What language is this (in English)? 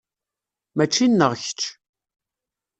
Kabyle